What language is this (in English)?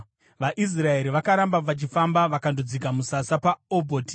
Shona